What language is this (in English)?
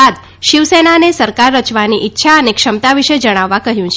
Gujarati